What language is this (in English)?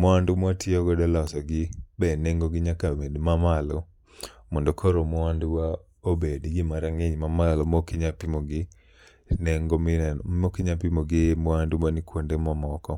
Luo (Kenya and Tanzania)